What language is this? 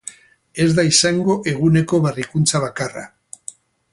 Basque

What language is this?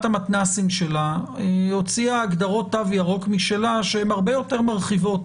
Hebrew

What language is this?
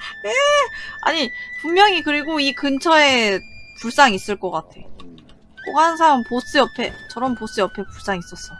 Korean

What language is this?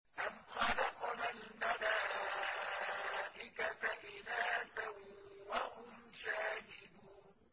Arabic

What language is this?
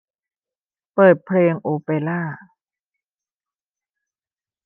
Thai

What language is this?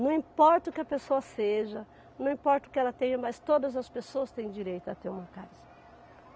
Portuguese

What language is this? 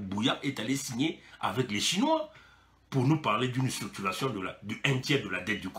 French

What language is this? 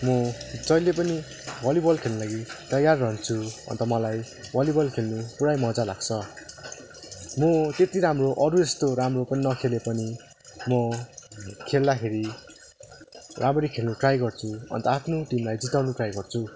Nepali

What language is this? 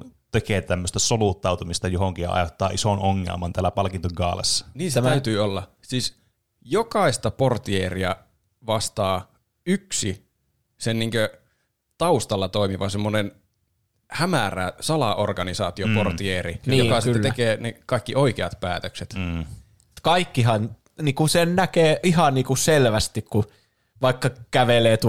Finnish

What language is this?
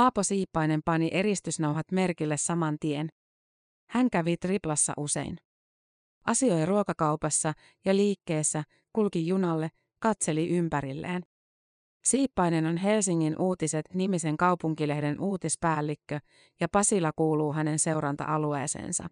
Finnish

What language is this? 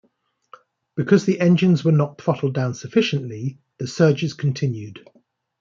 English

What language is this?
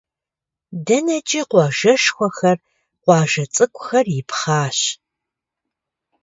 Kabardian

